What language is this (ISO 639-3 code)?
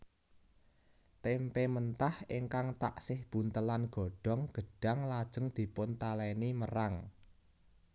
jav